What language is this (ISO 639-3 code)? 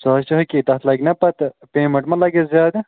kas